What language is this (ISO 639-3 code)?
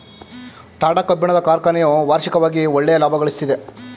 kan